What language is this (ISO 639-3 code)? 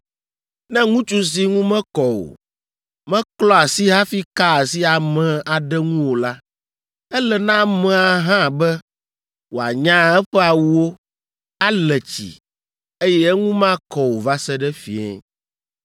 ewe